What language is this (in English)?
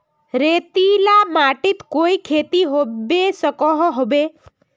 Magahi